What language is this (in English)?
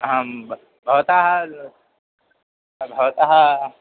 Sanskrit